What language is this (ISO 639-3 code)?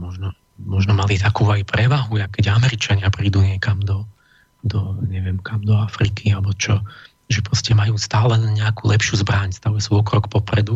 slk